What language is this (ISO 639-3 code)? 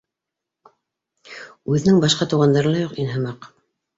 bak